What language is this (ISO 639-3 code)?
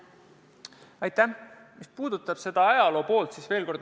est